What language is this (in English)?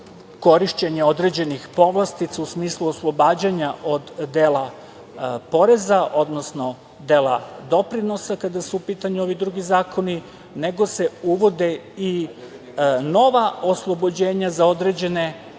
Serbian